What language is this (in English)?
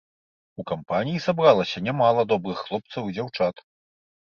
Belarusian